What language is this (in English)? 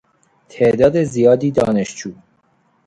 Persian